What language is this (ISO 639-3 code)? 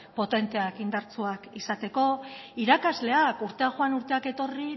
eus